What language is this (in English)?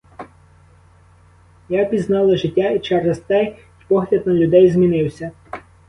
Ukrainian